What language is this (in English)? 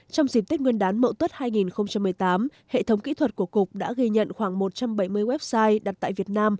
Vietnamese